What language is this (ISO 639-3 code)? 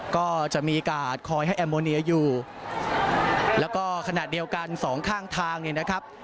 tha